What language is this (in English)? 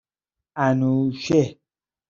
Persian